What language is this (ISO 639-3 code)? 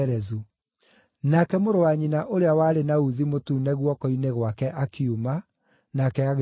kik